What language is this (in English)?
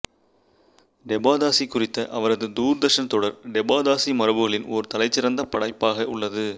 Tamil